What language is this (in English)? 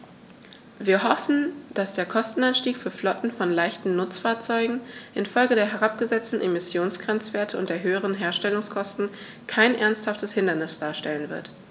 German